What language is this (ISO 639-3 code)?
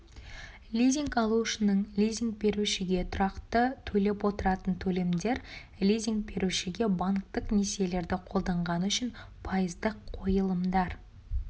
kaz